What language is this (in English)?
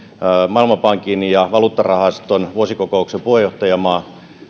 Finnish